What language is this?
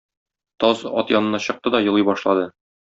Tatar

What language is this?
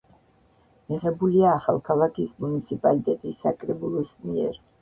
Georgian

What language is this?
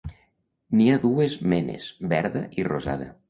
Catalan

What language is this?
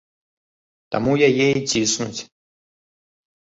Belarusian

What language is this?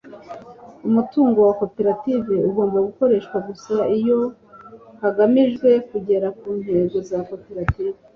Kinyarwanda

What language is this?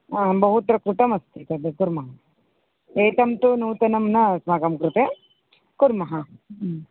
Sanskrit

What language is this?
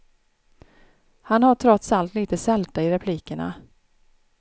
Swedish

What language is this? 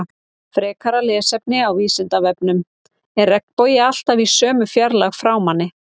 Icelandic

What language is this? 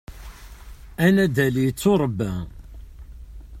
Kabyle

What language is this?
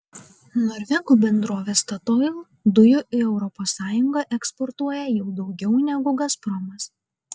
Lithuanian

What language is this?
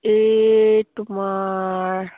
Assamese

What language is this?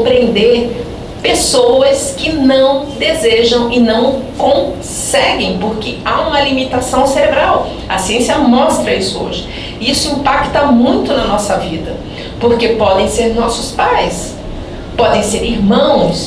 Portuguese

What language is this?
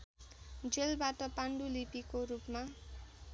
Nepali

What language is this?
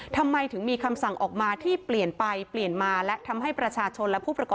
Thai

